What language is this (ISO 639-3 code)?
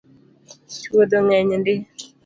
luo